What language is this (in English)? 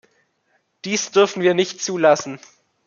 German